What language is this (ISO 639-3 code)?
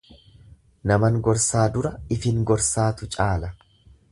orm